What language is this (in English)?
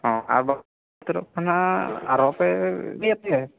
Santali